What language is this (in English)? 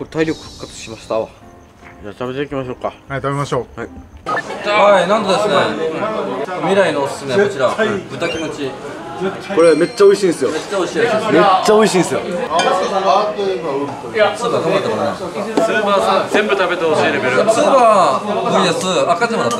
Japanese